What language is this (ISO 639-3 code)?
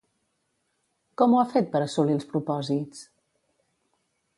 cat